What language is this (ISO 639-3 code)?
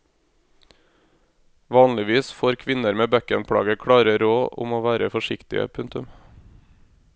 nor